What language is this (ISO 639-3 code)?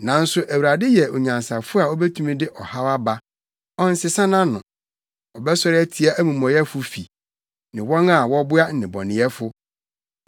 aka